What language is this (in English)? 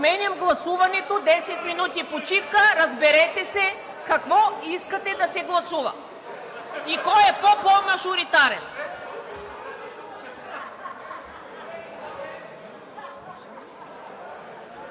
Bulgarian